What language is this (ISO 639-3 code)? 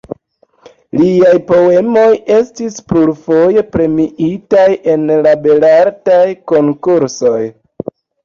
epo